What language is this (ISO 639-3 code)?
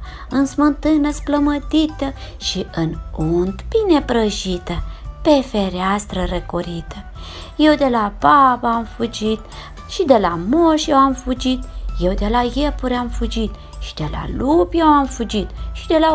ron